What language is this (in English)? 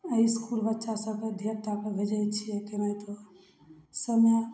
Maithili